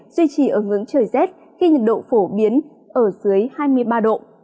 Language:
Vietnamese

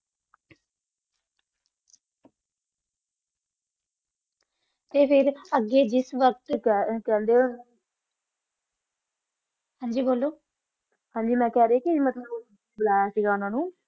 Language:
Punjabi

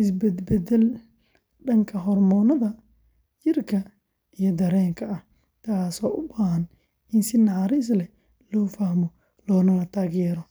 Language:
Somali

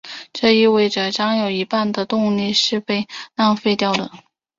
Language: Chinese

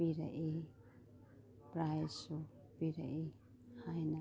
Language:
Manipuri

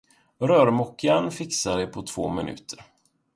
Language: Swedish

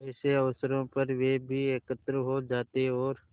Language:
Hindi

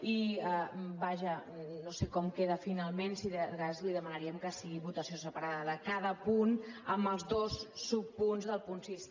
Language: Catalan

